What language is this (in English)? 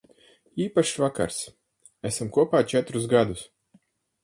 Latvian